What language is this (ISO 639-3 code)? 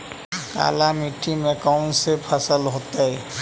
mag